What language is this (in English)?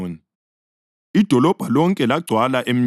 North Ndebele